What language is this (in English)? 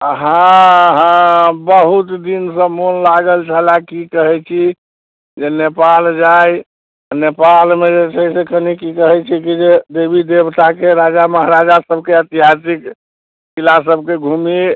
Maithili